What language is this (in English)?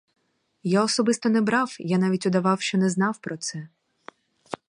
Ukrainian